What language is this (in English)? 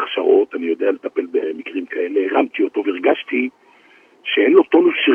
Hebrew